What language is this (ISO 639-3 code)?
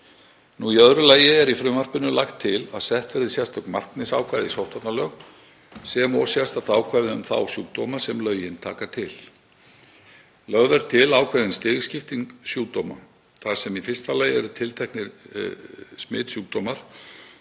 isl